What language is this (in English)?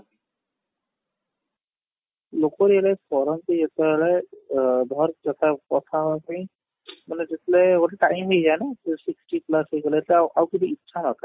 Odia